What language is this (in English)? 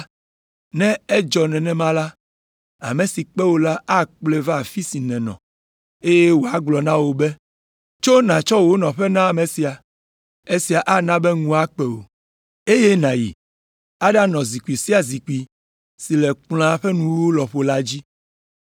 Ewe